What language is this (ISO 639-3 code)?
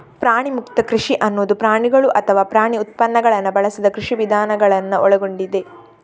kan